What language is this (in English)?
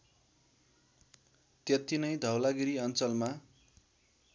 Nepali